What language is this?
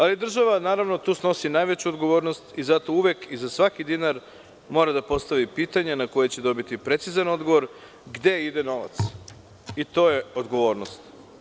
Serbian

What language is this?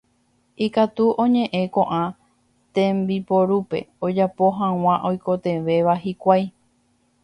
Guarani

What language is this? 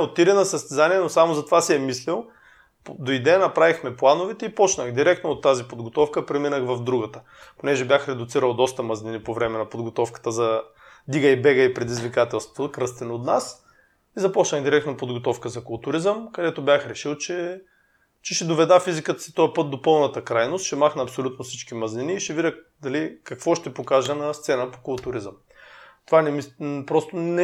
Bulgarian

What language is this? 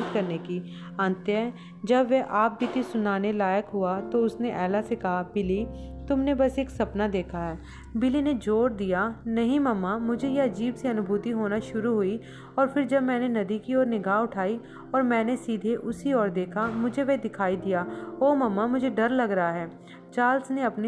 Hindi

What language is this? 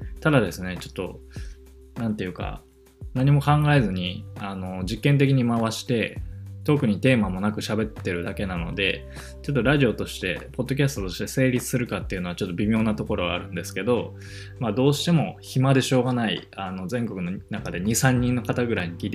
Japanese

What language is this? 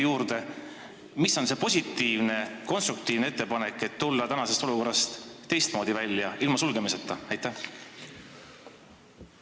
Estonian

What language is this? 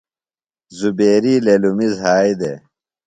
Phalura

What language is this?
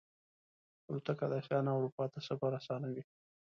Pashto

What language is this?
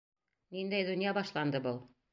Bashkir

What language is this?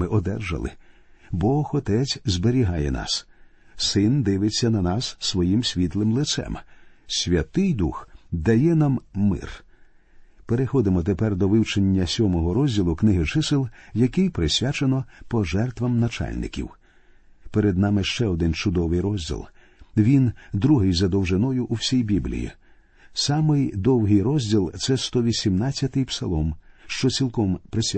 Ukrainian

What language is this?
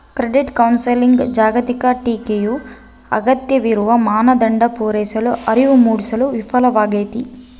Kannada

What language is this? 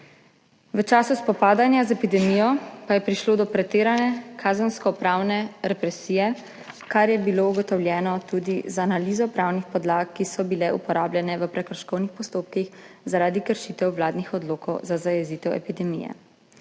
Slovenian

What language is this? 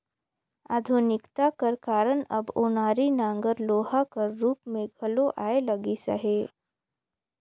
Chhattisgarhi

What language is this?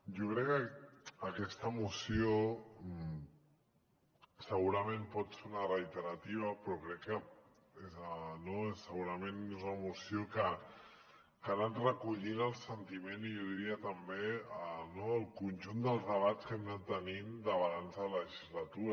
Catalan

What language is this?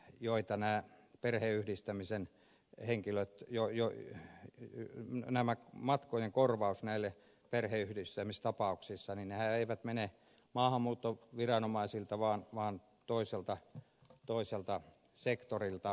Finnish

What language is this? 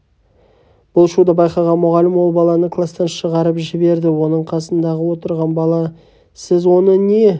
Kazakh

